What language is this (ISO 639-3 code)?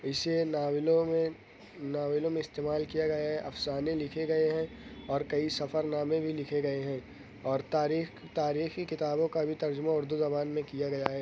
urd